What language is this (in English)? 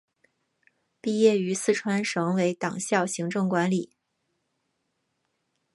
Chinese